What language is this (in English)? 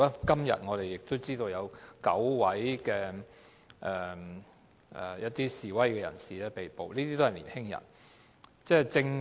Cantonese